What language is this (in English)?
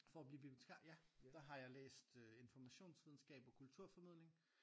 Danish